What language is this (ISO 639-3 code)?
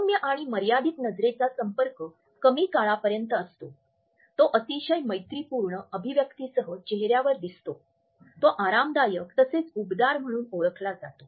mar